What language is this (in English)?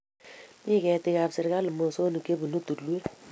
Kalenjin